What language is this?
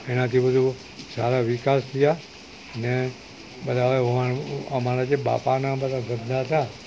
Gujarati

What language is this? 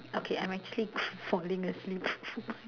English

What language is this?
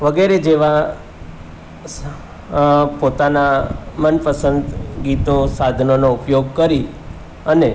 Gujarati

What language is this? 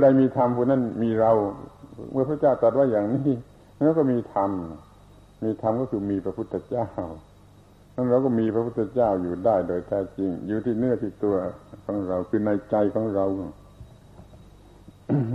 Thai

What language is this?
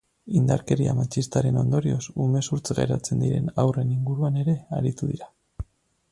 Basque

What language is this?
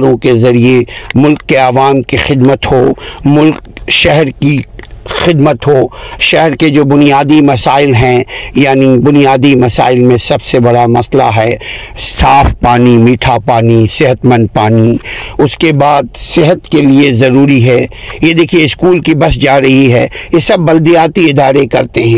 Urdu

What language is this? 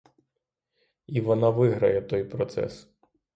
Ukrainian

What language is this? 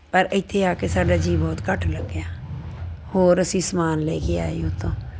Punjabi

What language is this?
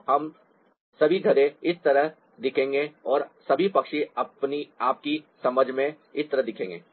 Hindi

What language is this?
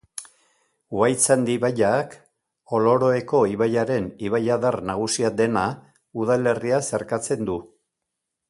Basque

